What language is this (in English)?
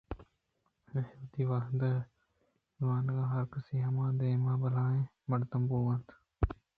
Eastern Balochi